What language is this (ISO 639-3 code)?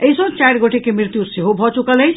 mai